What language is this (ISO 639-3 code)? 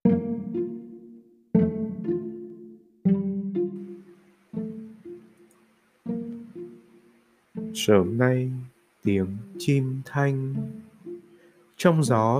vie